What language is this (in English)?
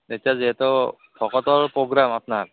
Assamese